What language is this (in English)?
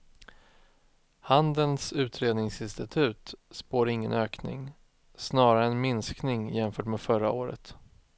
Swedish